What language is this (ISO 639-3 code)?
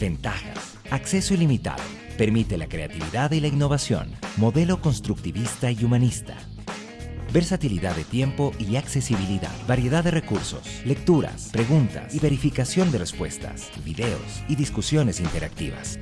spa